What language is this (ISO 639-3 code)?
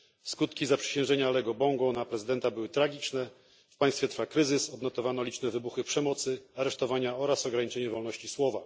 pol